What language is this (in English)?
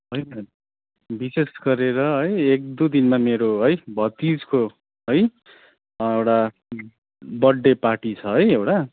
Nepali